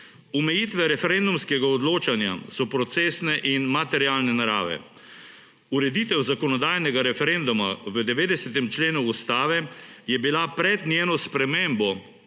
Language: Slovenian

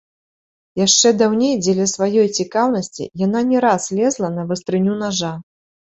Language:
Belarusian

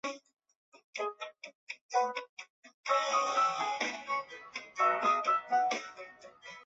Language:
Chinese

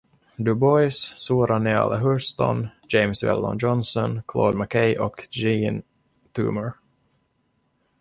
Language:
Swedish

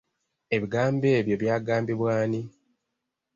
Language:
Ganda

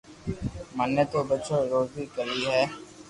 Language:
Loarki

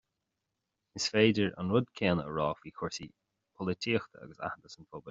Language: Irish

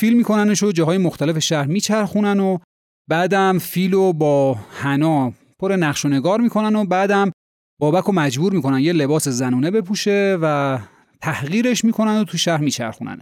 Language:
Persian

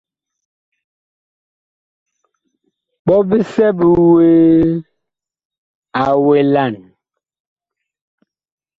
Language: Bakoko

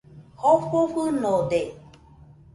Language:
Nüpode Huitoto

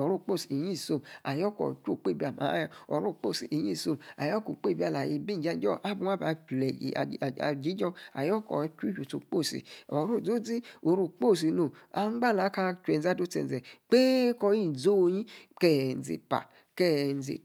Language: Yace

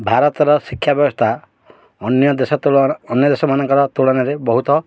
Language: Odia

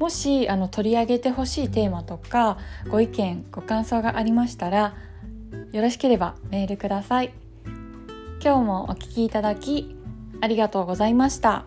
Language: Japanese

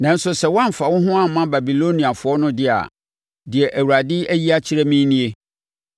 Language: Akan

